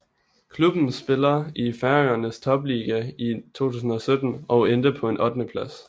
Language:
Danish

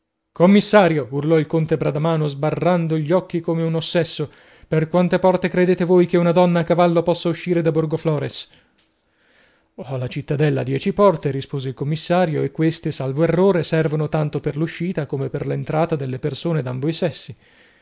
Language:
Italian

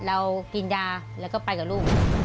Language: Thai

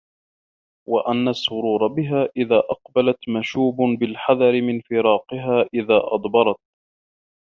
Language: Arabic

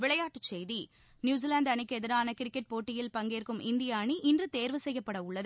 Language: Tamil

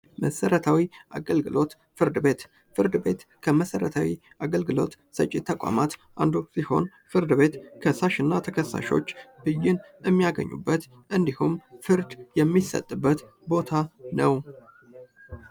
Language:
Amharic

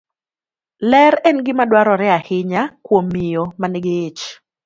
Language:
Luo (Kenya and Tanzania)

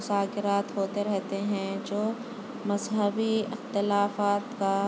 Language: Urdu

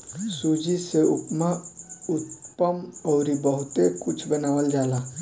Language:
Bhojpuri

